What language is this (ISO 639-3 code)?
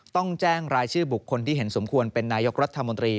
tha